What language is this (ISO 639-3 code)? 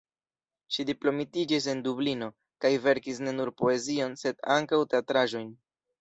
epo